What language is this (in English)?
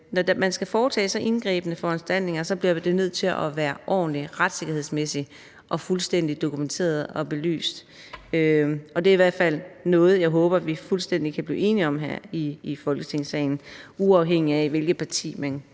Danish